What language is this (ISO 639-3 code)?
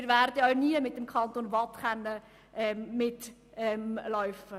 gsw